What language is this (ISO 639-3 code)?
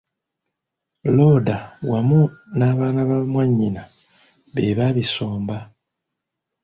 lug